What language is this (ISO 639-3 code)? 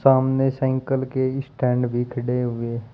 hin